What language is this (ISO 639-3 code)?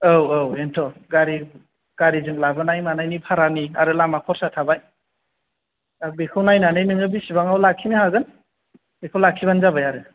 brx